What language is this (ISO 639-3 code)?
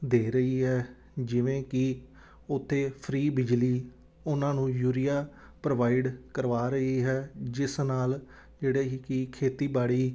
pan